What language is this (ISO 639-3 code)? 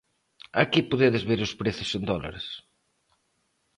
glg